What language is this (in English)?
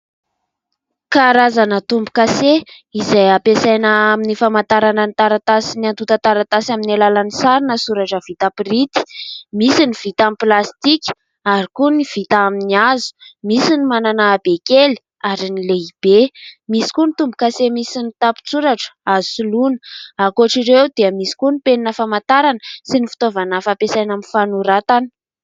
Malagasy